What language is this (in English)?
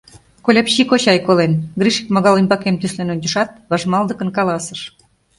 Mari